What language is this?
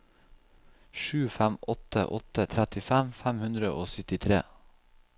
Norwegian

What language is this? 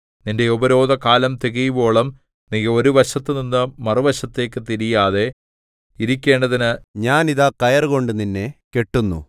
Malayalam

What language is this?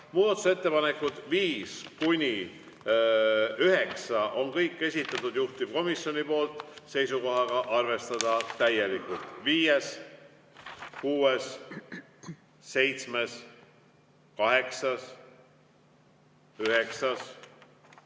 Estonian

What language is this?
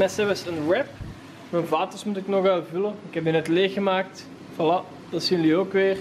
Dutch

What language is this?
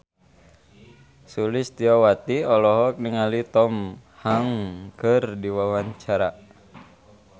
Sundanese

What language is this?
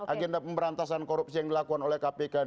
Indonesian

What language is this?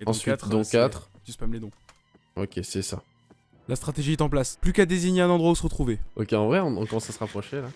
French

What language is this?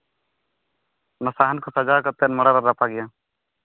Santali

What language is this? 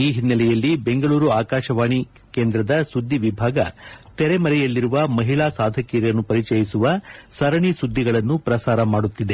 Kannada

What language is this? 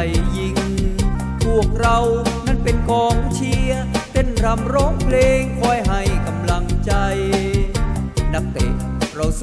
Thai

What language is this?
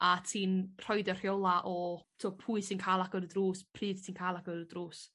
Welsh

